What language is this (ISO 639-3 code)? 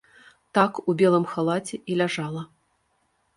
bel